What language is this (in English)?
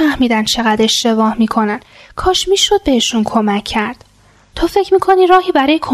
Persian